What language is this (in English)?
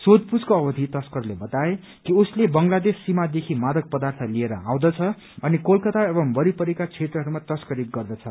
Nepali